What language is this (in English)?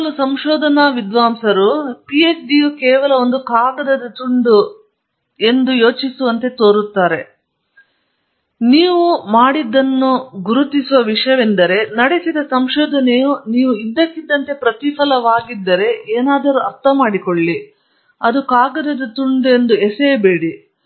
Kannada